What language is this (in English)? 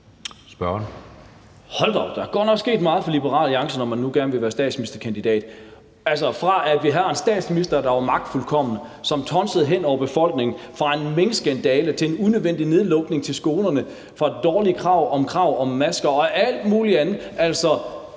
Danish